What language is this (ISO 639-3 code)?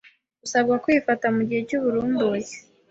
kin